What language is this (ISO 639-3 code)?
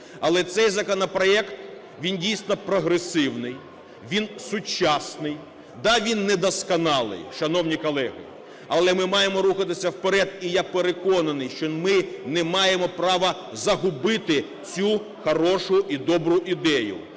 ukr